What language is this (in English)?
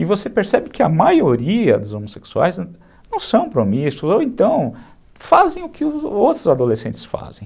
Portuguese